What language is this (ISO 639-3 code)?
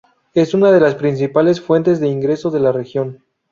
spa